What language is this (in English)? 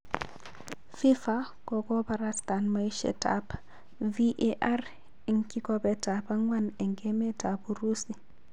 Kalenjin